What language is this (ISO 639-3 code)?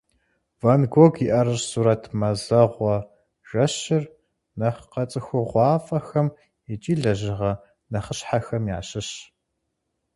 kbd